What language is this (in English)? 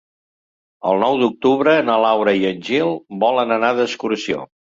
Catalan